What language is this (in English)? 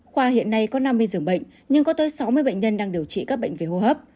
Vietnamese